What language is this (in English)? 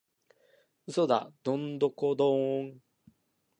Japanese